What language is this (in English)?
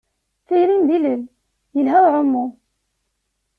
Kabyle